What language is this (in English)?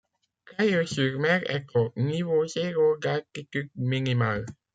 French